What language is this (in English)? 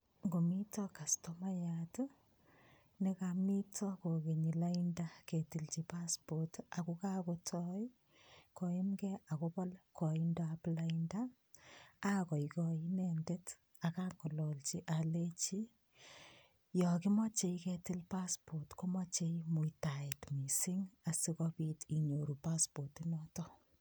Kalenjin